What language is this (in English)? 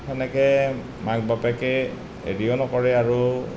Assamese